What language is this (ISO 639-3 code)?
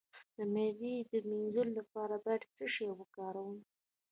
pus